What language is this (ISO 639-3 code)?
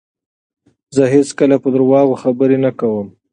pus